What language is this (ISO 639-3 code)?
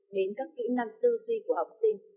vie